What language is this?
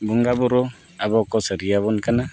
Santali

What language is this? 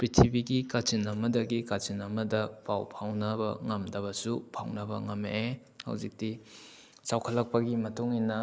Manipuri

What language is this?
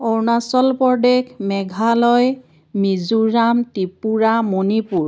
Assamese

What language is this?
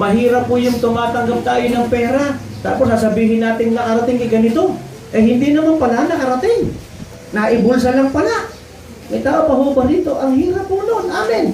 Filipino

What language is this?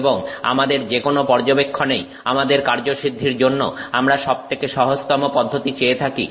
Bangla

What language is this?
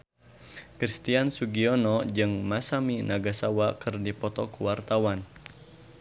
Sundanese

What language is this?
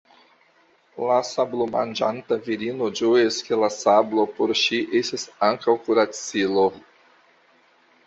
Esperanto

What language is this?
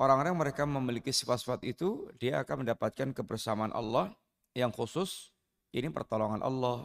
Indonesian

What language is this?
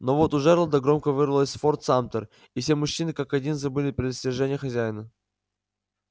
Russian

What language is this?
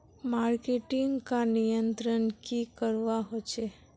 Magahi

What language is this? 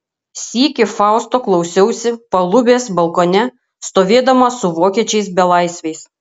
Lithuanian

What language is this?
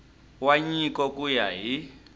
Tsonga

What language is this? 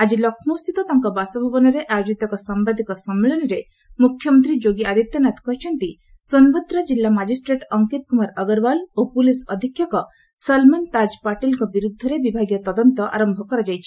Odia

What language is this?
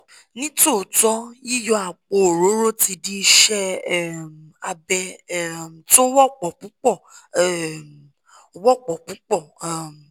Yoruba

